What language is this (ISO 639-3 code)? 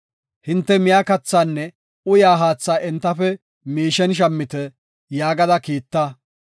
gof